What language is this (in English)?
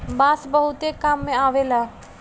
Bhojpuri